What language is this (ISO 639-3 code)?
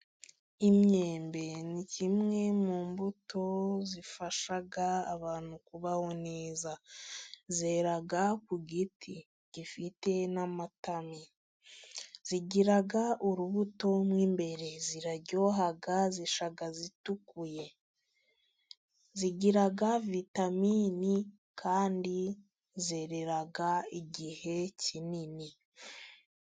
kin